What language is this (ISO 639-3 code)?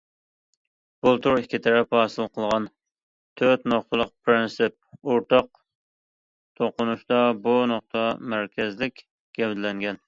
uig